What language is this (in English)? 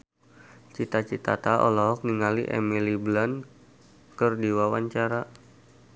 Sundanese